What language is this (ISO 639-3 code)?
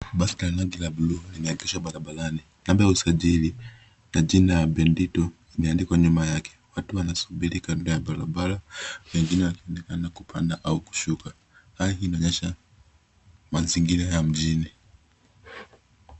swa